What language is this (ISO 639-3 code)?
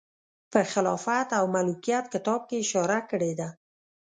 pus